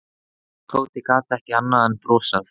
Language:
Icelandic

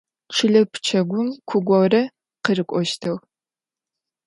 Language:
Adyghe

